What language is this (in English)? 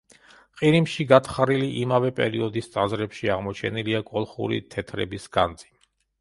Georgian